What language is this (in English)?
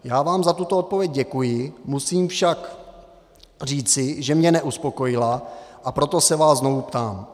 Czech